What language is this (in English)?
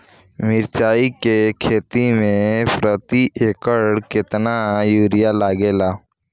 Bhojpuri